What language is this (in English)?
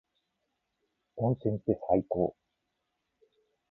Japanese